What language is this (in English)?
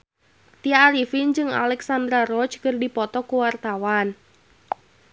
Sundanese